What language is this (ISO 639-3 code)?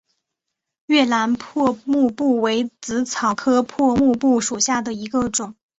zho